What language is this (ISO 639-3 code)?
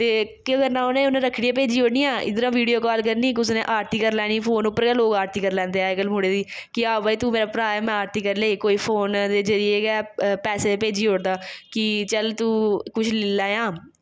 doi